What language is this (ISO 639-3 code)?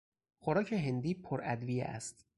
fas